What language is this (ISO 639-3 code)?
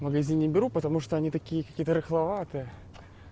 rus